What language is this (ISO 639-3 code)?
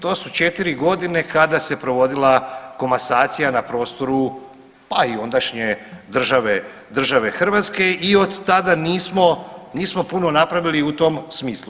hrv